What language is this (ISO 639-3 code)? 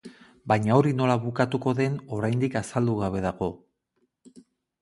eus